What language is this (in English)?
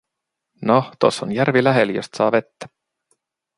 Finnish